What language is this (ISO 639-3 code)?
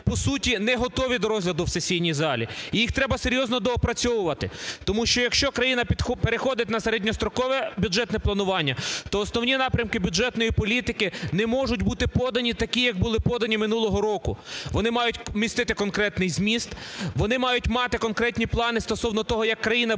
ukr